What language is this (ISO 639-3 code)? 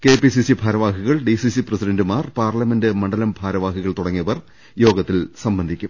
mal